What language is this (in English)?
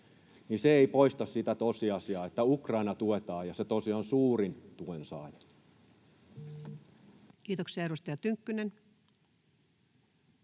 Finnish